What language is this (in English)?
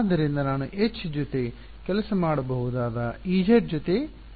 Kannada